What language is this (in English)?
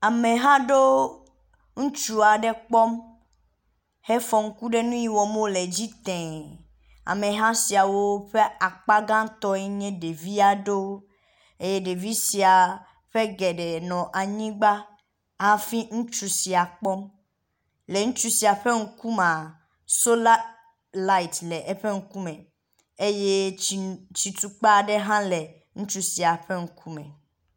Ewe